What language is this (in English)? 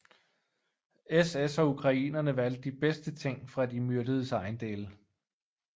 Danish